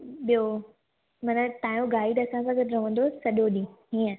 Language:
Sindhi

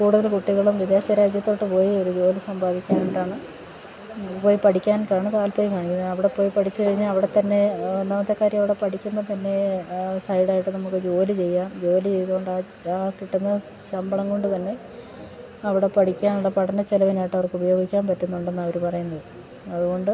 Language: Malayalam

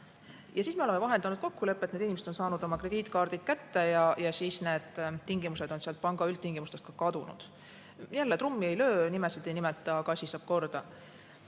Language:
Estonian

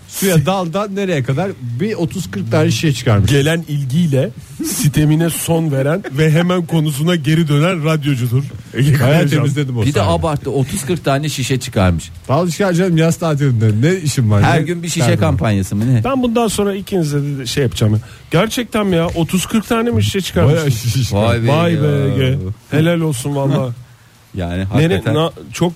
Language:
Turkish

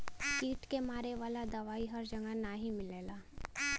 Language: Bhojpuri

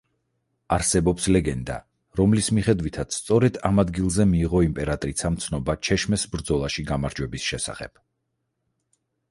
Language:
Georgian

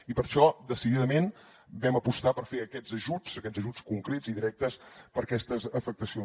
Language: Catalan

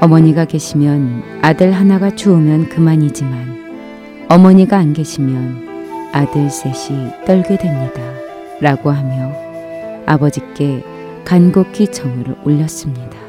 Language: Korean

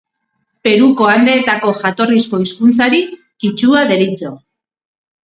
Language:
Basque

